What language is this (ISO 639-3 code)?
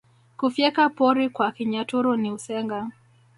swa